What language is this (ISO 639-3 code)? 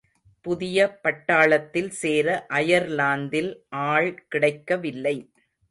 tam